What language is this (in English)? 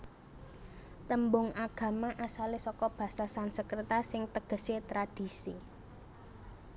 Javanese